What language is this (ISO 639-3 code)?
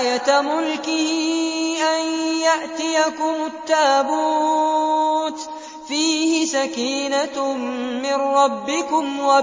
ara